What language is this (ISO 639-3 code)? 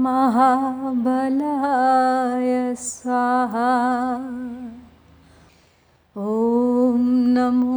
hin